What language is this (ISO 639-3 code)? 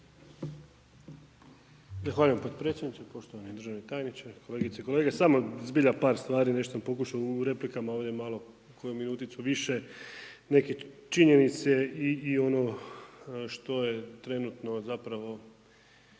hrv